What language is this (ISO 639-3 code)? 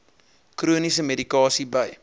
afr